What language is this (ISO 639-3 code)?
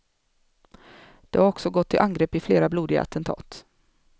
swe